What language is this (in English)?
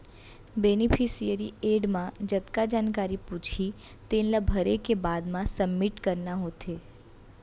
Chhattisgarhi